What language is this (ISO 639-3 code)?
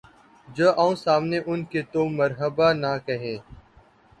urd